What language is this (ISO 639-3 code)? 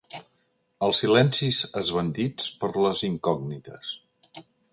cat